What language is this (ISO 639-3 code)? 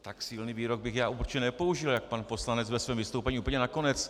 ces